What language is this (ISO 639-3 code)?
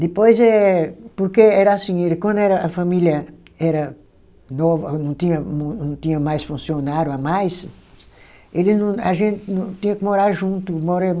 por